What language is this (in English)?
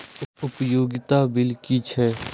Maithili